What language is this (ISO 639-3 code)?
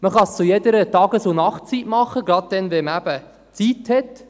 gsw